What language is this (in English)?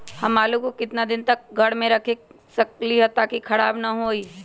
Magahi